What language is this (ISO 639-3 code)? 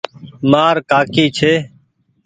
gig